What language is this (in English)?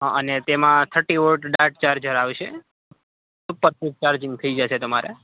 Gujarati